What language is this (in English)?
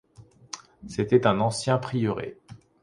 French